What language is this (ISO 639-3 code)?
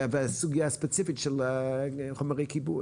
heb